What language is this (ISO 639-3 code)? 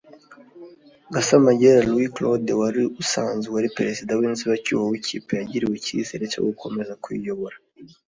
kin